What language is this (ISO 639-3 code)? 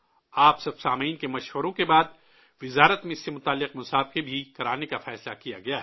urd